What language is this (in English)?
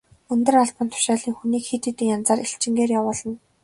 Mongolian